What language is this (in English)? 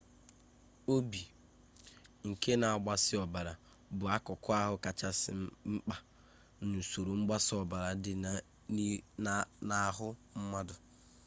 Igbo